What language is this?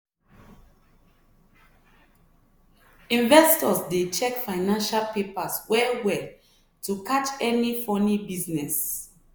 Nigerian Pidgin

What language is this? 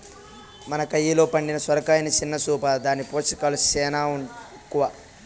Telugu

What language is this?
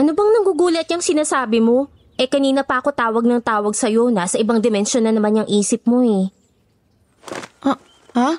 Filipino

